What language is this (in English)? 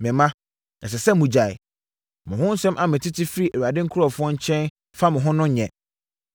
Akan